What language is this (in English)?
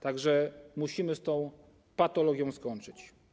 Polish